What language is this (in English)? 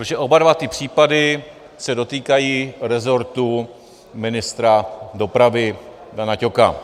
Czech